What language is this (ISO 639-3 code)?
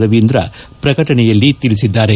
kan